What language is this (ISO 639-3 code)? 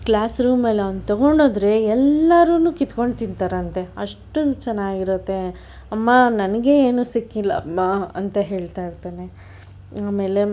kan